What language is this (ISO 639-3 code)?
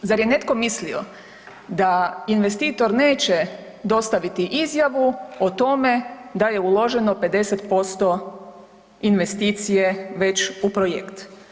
hrv